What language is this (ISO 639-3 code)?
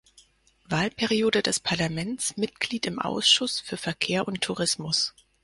deu